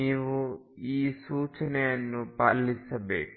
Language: Kannada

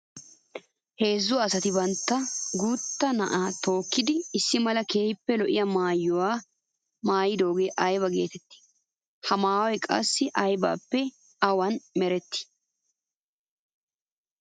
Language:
Wolaytta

